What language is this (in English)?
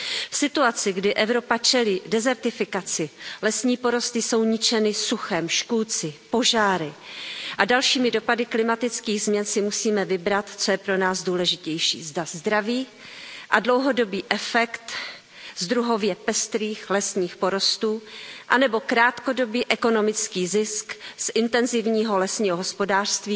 Czech